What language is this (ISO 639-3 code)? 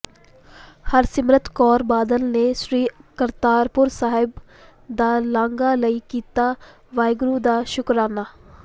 pan